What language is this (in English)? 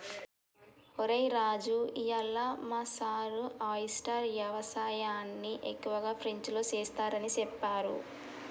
Telugu